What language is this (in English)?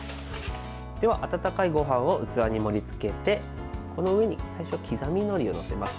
Japanese